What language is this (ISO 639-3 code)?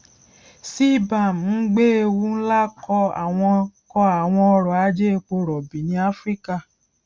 yor